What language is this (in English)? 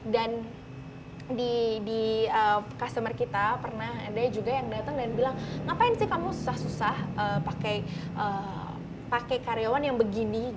Indonesian